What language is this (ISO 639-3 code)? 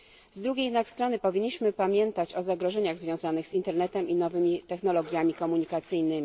pol